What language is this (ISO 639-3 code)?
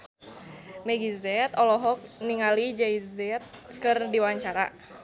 sun